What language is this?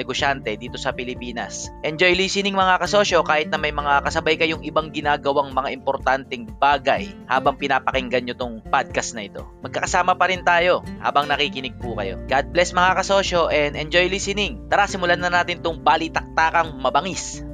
Filipino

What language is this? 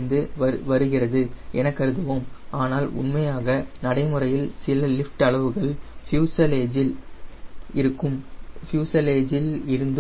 Tamil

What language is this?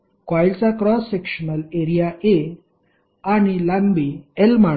Marathi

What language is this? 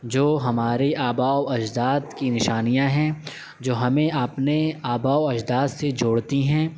Urdu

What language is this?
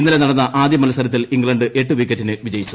Malayalam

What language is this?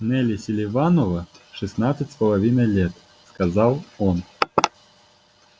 Russian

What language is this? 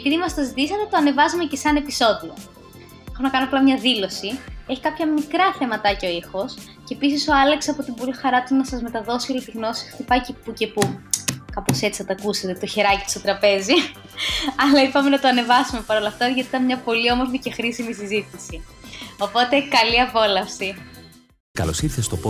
Greek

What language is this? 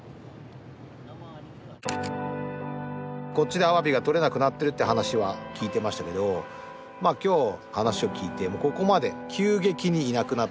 Japanese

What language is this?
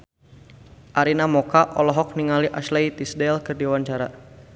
Sundanese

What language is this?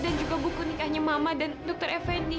Indonesian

